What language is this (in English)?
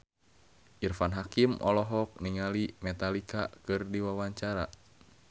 Sundanese